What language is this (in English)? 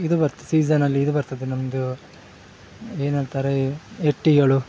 Kannada